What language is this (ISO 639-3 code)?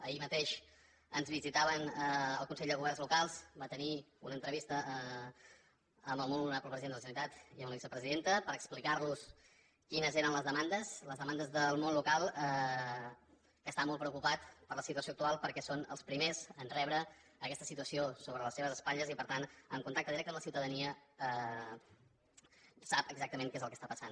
cat